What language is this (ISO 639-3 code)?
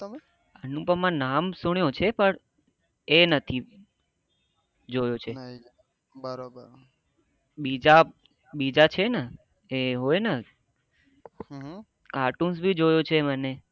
guj